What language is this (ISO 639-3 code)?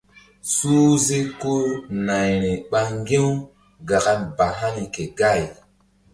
mdd